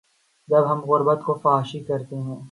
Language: Urdu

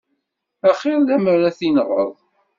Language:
Kabyle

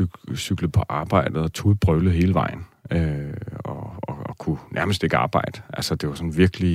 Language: Danish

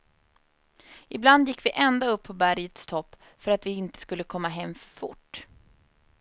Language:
Swedish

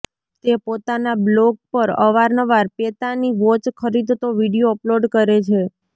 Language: Gujarati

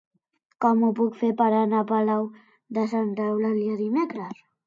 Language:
Catalan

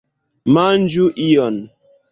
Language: Esperanto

